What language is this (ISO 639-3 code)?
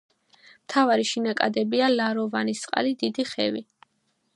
kat